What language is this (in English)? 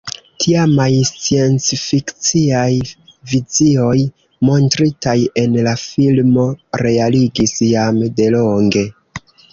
Esperanto